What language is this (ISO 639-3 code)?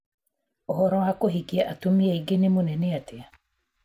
kik